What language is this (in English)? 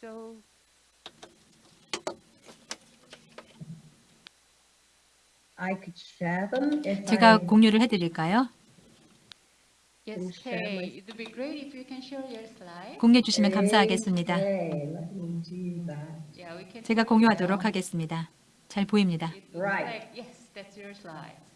Korean